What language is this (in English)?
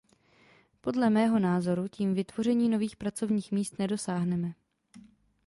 Czech